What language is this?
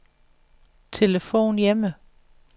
Danish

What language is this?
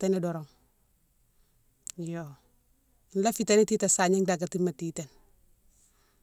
Mansoanka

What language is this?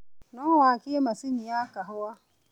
Kikuyu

